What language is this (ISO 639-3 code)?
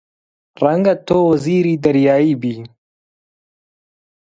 ckb